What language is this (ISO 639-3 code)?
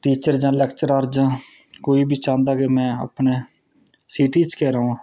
doi